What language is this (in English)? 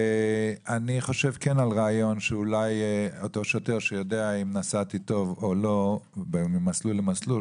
Hebrew